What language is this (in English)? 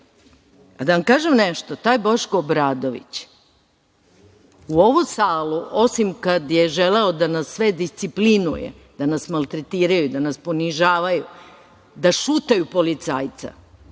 Serbian